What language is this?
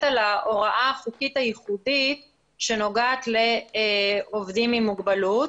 Hebrew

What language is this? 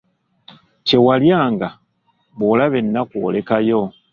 Ganda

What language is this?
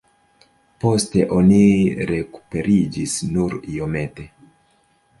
Esperanto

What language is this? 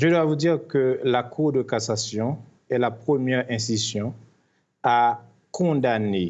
French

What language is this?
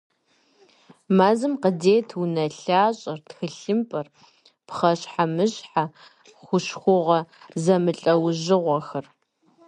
Kabardian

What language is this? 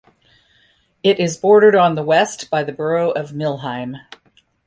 English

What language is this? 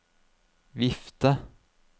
Norwegian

